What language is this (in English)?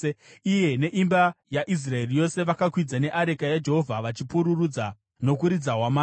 Shona